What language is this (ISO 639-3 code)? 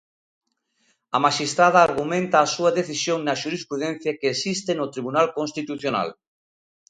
glg